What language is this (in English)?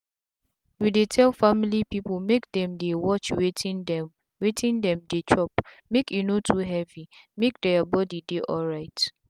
Nigerian Pidgin